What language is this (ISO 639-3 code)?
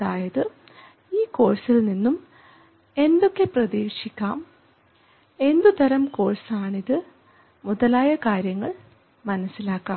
mal